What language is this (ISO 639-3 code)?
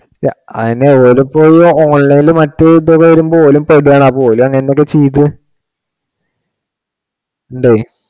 mal